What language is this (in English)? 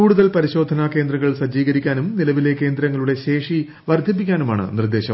Malayalam